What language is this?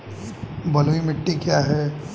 Hindi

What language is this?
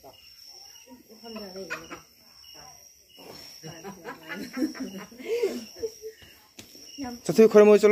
Thai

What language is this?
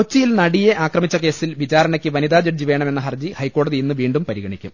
Malayalam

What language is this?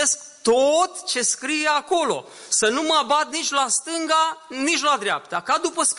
Romanian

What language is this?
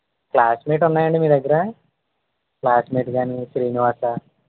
Telugu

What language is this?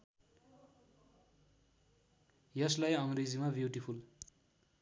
Nepali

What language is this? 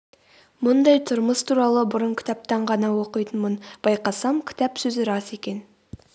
Kazakh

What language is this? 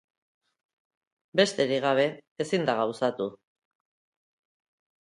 Basque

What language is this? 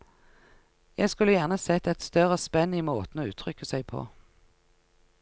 Norwegian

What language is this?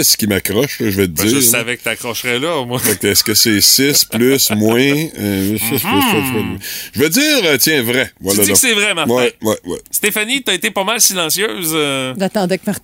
French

